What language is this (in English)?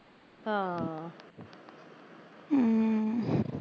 Punjabi